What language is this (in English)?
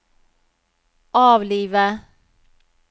Norwegian